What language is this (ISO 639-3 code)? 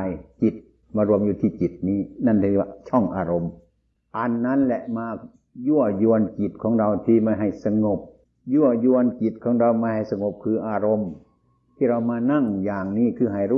tha